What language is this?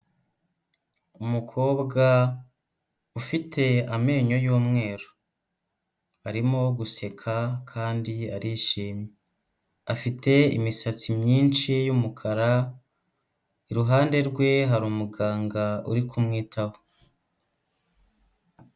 Kinyarwanda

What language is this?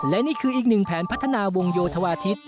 Thai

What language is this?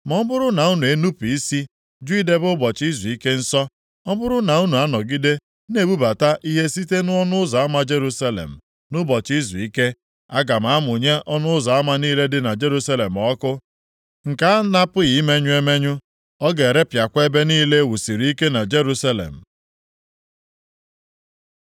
Igbo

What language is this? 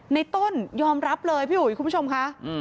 Thai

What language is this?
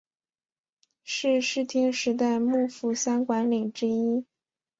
Chinese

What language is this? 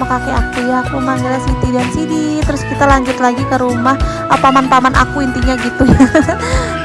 Indonesian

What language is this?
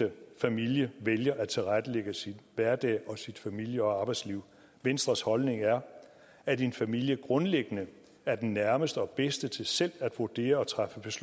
Danish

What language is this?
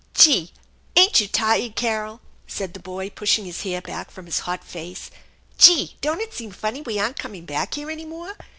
English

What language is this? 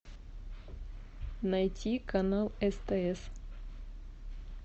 Russian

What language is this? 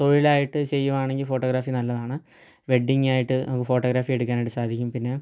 Malayalam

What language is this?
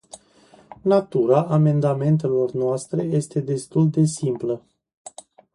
Romanian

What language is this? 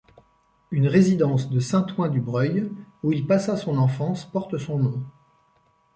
French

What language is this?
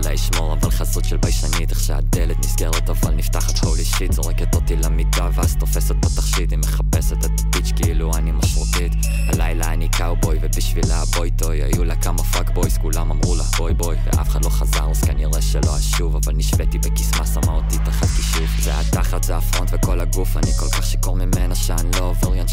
Hebrew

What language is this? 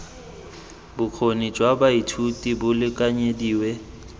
Tswana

